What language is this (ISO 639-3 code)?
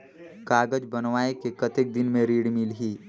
hne